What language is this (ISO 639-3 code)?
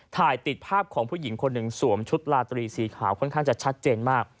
tha